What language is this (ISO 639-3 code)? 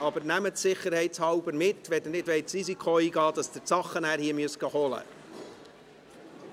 gsw